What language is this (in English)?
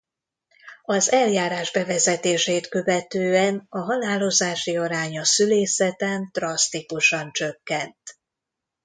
Hungarian